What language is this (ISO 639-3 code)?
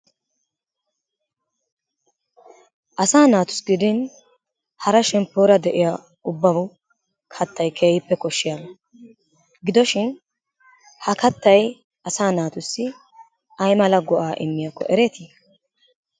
wal